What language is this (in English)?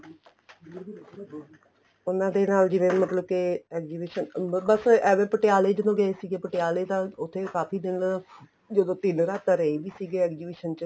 Punjabi